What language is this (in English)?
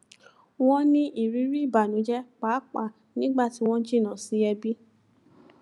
Yoruba